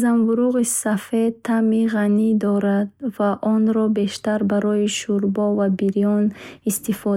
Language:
Bukharic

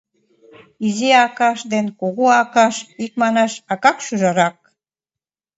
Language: Mari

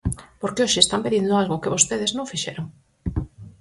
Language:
Galician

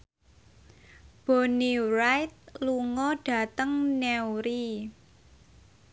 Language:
Javanese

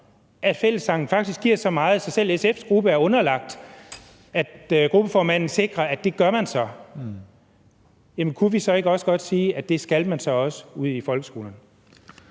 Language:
Danish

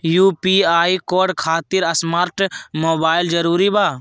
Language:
Magahi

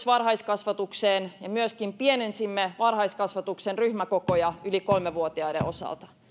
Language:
Finnish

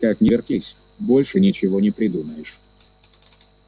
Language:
Russian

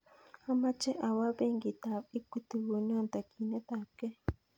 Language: Kalenjin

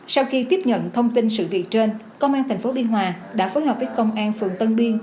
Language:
Vietnamese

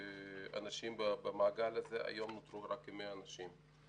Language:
Hebrew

